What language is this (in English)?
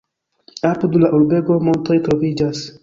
Esperanto